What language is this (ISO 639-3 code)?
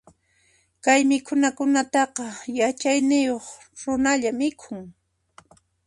qxp